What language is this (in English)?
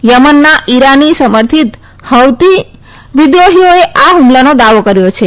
Gujarati